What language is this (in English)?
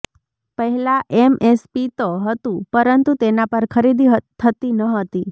Gujarati